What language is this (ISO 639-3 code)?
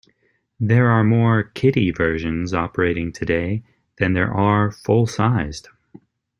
eng